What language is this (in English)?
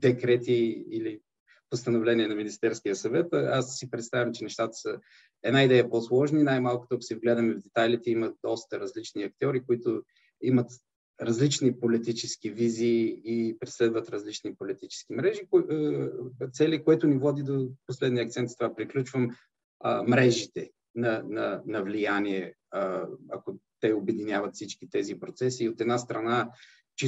Bulgarian